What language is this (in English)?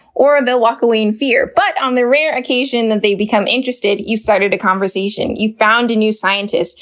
English